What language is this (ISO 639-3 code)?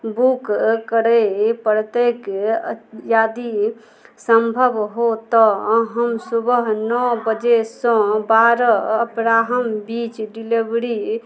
mai